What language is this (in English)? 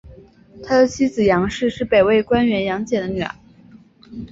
Chinese